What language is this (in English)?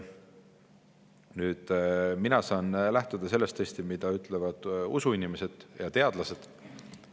Estonian